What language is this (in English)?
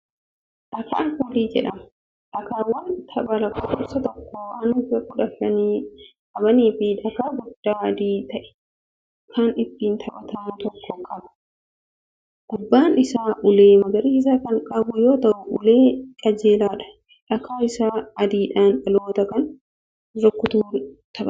Oromo